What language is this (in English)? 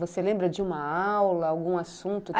Portuguese